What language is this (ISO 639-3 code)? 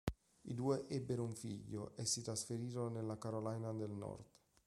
ita